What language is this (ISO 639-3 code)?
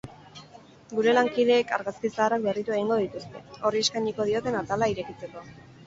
eus